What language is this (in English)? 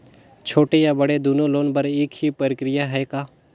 Chhattisgarhi